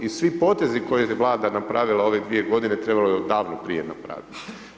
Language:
Croatian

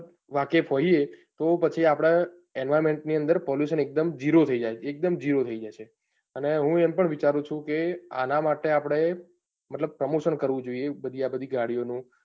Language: Gujarati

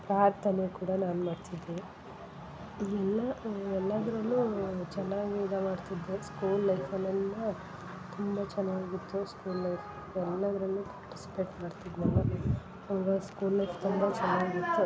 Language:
Kannada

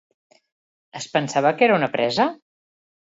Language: Catalan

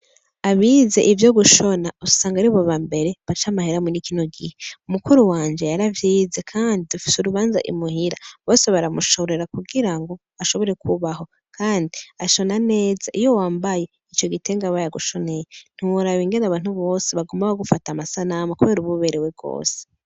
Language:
Rundi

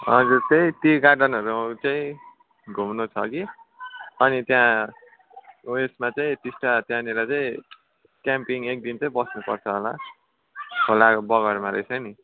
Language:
Nepali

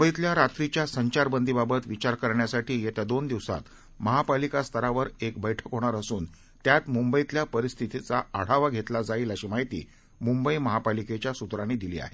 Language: Marathi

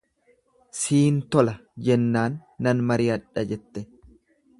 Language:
Oromo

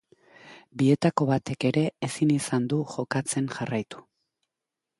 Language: Basque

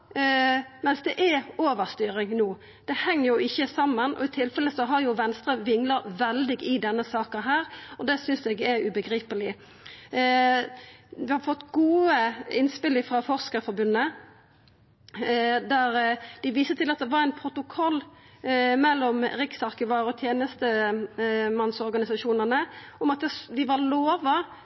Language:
Norwegian Nynorsk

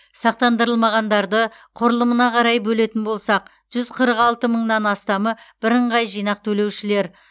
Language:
Kazakh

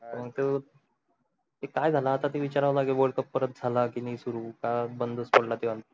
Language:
Marathi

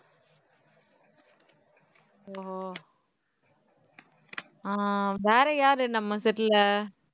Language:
Tamil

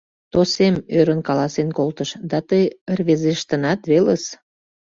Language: Mari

